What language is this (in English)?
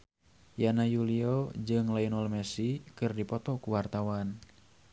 Sundanese